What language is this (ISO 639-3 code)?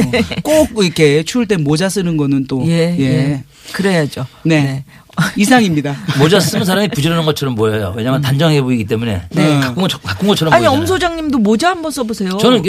kor